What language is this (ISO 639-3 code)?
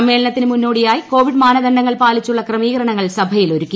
mal